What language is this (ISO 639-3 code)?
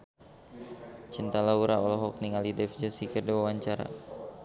sun